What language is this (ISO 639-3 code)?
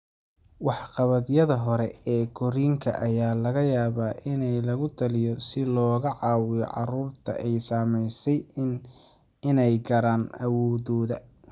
som